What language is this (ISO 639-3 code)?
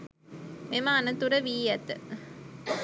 sin